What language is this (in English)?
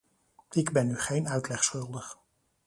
Dutch